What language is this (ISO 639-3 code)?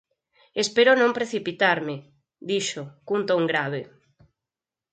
glg